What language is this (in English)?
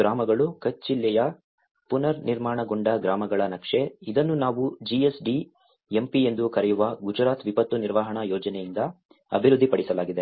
Kannada